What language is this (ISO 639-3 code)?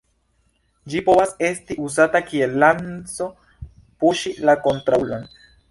epo